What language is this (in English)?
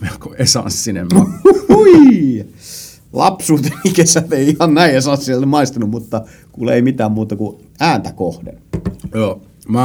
Finnish